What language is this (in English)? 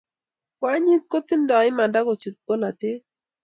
Kalenjin